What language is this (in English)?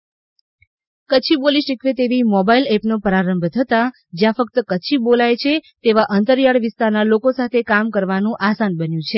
Gujarati